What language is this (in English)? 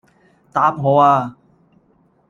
Cantonese